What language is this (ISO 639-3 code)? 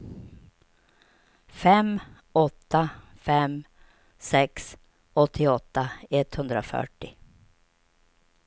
swe